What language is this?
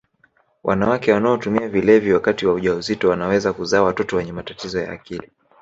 Swahili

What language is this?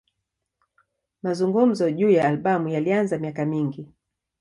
Swahili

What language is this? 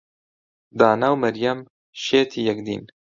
Central Kurdish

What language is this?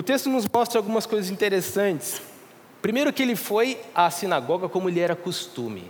Portuguese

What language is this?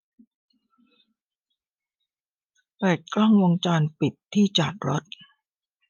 Thai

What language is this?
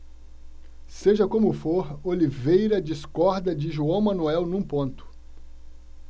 Portuguese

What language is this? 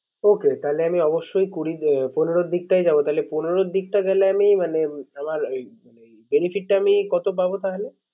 Bangla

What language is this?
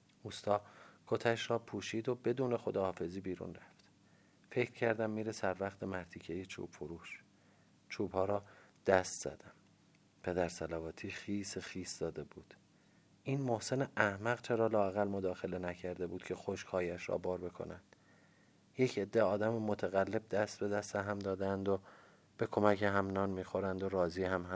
Persian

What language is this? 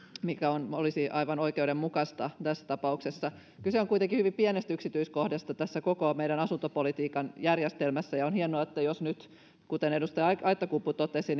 Finnish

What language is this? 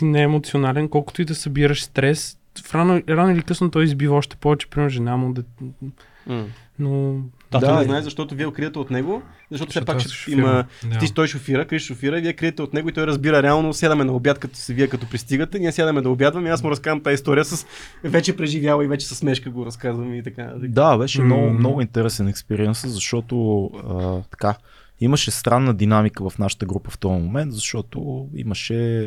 Bulgarian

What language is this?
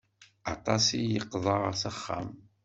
Kabyle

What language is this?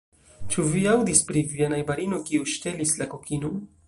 Esperanto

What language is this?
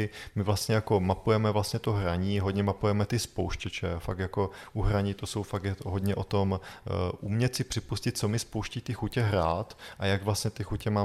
Czech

